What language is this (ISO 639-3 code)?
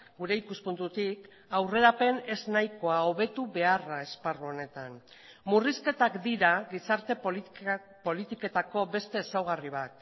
eus